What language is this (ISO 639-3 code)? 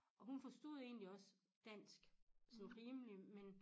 dan